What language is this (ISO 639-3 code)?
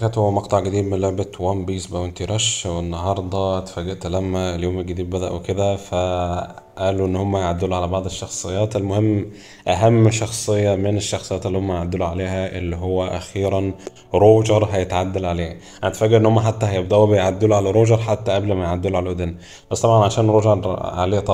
ara